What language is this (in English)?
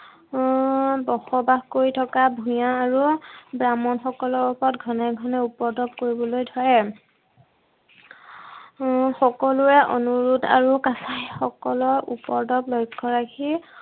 Assamese